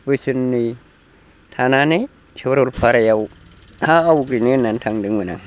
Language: Bodo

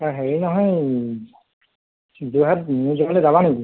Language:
Assamese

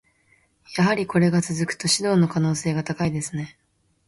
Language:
Japanese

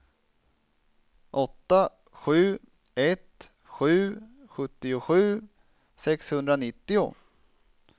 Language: Swedish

